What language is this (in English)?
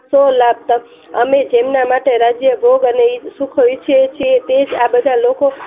Gujarati